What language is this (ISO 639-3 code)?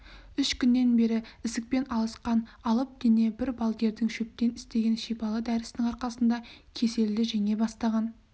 kaz